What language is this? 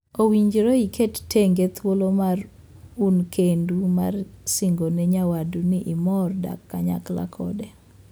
Luo (Kenya and Tanzania)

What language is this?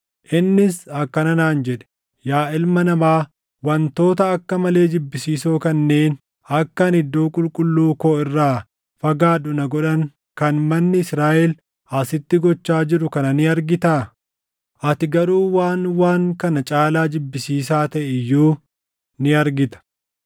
Oromo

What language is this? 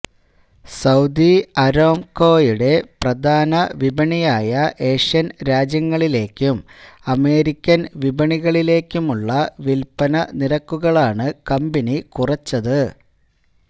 Malayalam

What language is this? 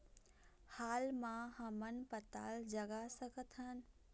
Chhattisgarhi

